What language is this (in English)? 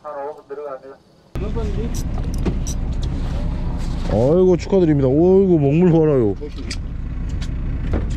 Korean